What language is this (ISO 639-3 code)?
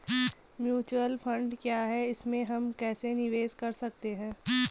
hin